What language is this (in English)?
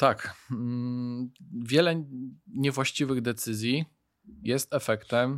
Polish